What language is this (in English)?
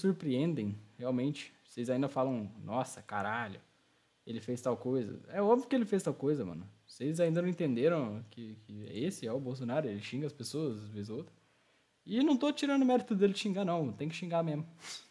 Portuguese